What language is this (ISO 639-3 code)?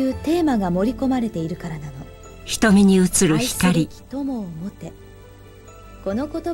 jpn